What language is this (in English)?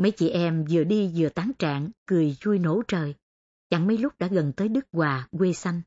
Vietnamese